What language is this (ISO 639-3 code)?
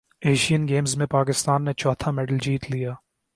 urd